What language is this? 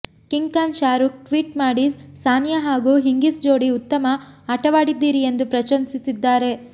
Kannada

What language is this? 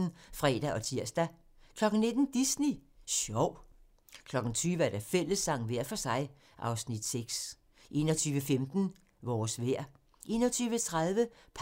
Danish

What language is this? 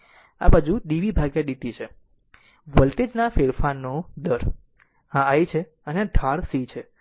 Gujarati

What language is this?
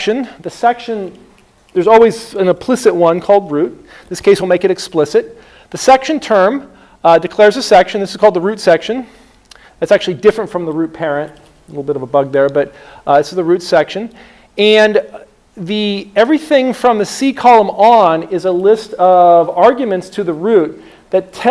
English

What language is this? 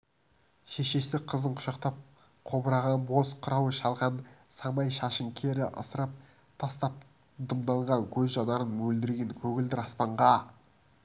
Kazakh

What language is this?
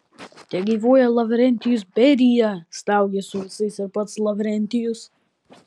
Lithuanian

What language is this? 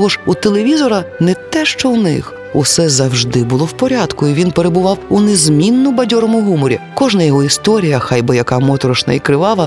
Ukrainian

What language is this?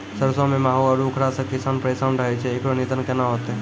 Maithili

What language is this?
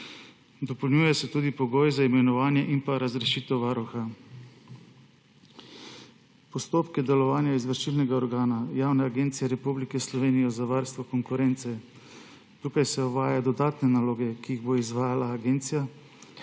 Slovenian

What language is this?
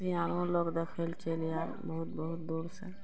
Maithili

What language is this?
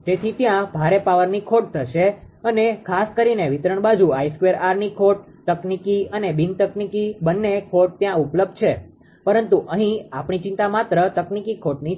Gujarati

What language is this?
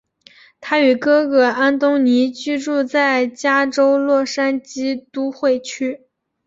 Chinese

